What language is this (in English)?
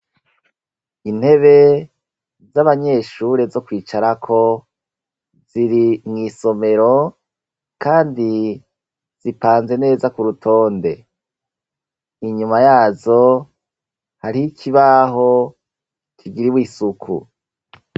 Rundi